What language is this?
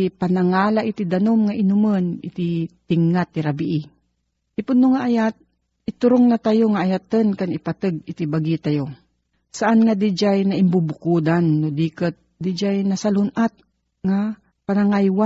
Filipino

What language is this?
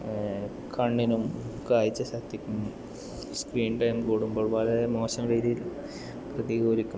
Malayalam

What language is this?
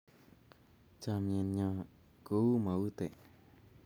Kalenjin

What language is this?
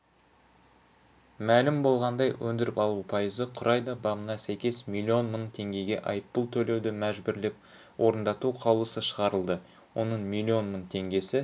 Kazakh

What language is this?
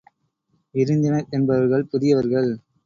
Tamil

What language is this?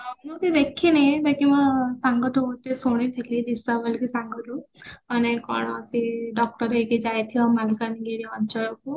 Odia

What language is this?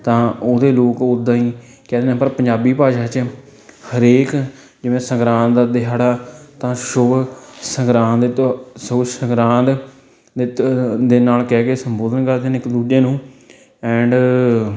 Punjabi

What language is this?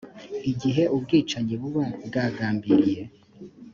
Kinyarwanda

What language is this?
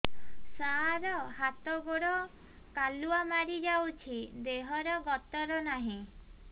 Odia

